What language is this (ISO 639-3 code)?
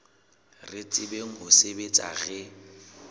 sot